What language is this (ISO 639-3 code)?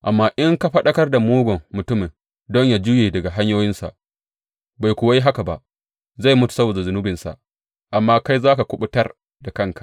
hau